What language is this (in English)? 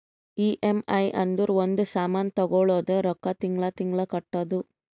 Kannada